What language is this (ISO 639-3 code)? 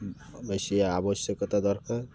ori